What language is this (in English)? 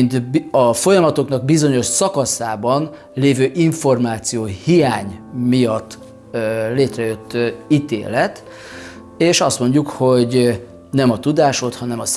Hungarian